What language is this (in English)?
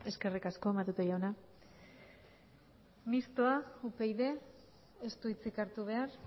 Basque